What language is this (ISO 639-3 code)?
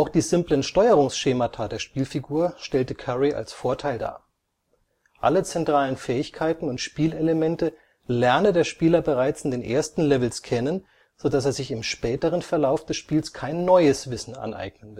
deu